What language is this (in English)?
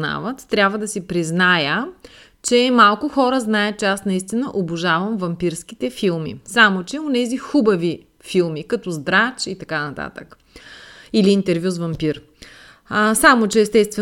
Bulgarian